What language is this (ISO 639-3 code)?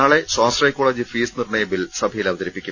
mal